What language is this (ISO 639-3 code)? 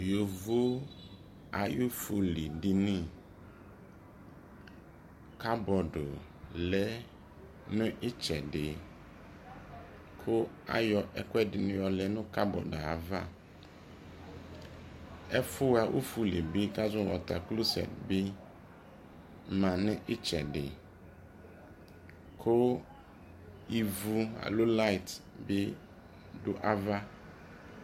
kpo